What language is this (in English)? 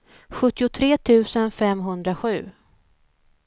Swedish